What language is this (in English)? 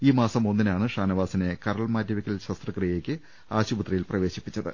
Malayalam